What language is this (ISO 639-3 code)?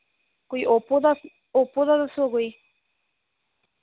doi